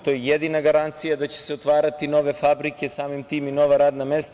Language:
Serbian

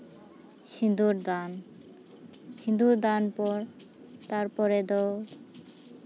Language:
Santali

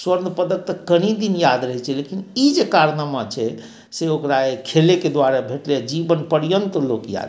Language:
Maithili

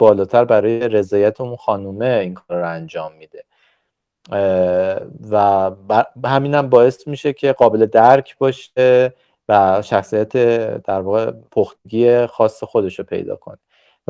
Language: Persian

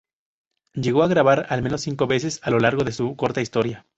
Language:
Spanish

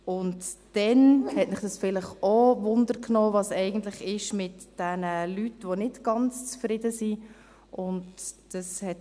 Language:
Swiss German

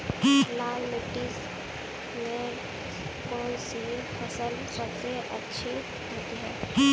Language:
Hindi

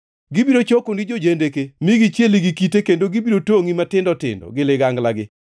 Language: Luo (Kenya and Tanzania)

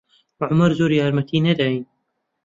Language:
Central Kurdish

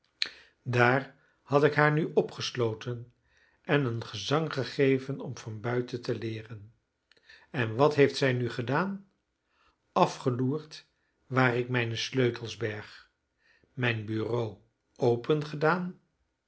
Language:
Dutch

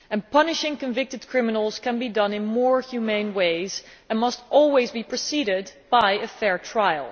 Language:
English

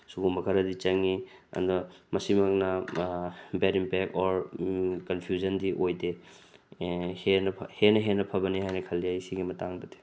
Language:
Manipuri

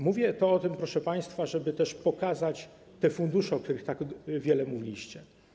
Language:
Polish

